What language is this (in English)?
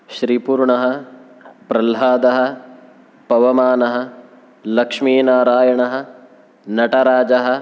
Sanskrit